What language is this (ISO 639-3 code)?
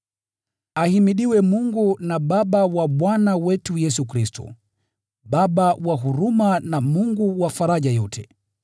swa